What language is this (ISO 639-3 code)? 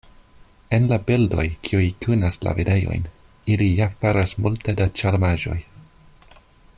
epo